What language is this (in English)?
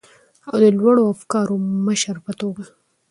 Pashto